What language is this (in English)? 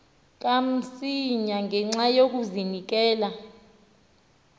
Xhosa